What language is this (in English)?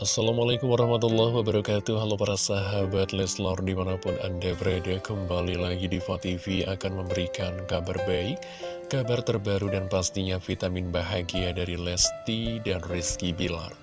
Indonesian